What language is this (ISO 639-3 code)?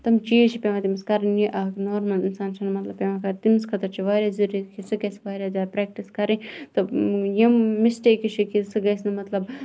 kas